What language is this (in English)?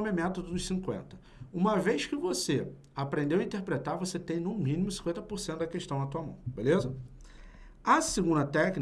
Portuguese